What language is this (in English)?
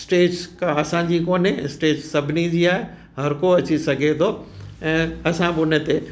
Sindhi